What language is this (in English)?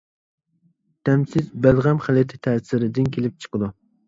Uyghur